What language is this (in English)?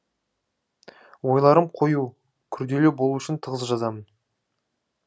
Kazakh